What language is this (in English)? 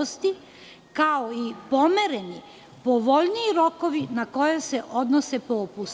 Serbian